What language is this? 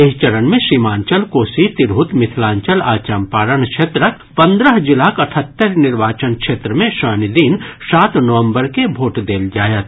Maithili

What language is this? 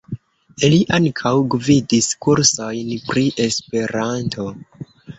Esperanto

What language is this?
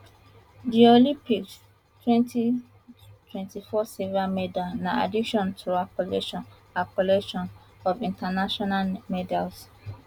Nigerian Pidgin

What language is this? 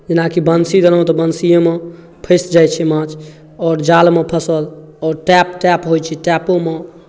Maithili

